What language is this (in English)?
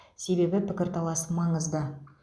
Kazakh